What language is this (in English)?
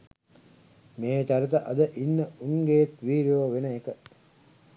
Sinhala